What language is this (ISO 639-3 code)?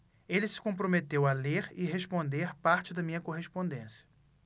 por